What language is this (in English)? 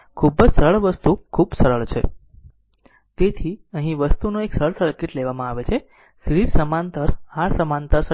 Gujarati